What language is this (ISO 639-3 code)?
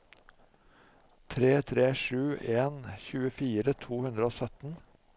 nor